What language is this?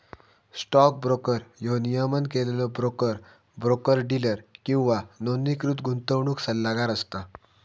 Marathi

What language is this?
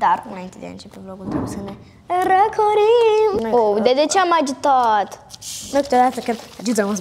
Romanian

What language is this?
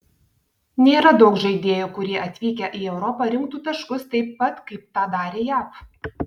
Lithuanian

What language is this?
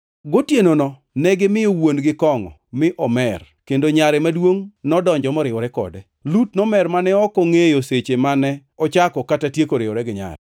Luo (Kenya and Tanzania)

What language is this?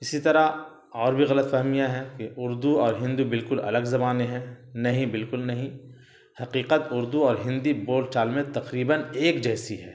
Urdu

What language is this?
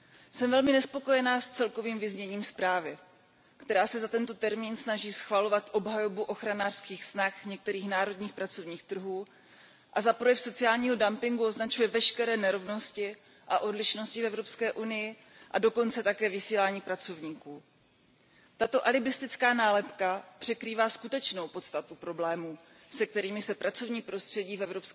Czech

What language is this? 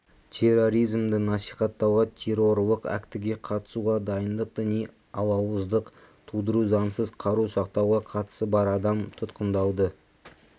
Kazakh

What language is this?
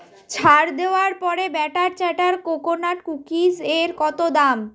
Bangla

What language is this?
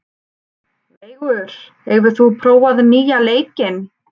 Icelandic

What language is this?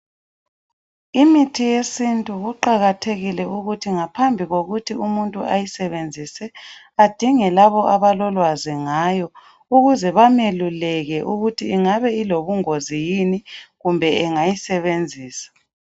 North Ndebele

